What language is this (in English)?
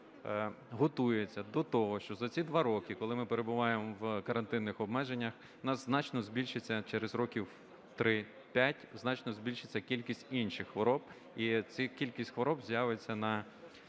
Ukrainian